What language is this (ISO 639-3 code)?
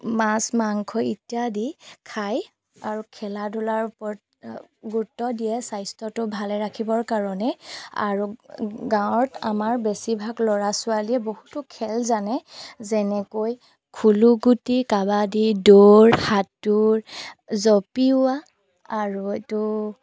asm